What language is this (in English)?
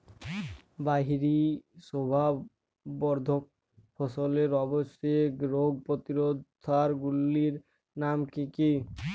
Bangla